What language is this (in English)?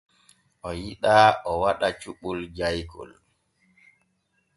Borgu Fulfulde